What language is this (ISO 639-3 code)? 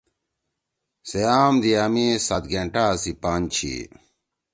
trw